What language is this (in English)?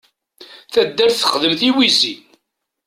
Kabyle